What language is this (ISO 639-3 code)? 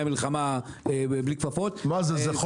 heb